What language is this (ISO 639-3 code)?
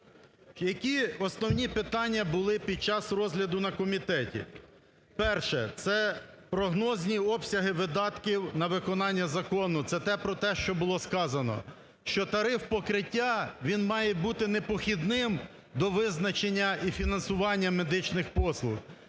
ukr